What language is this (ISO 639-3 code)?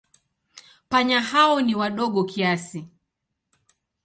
swa